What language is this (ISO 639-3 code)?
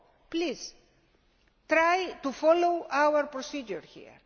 eng